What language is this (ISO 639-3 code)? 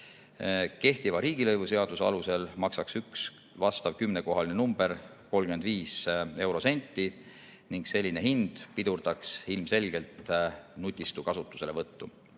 est